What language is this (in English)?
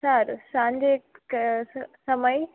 Gujarati